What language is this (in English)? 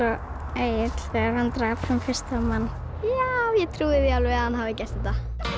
Icelandic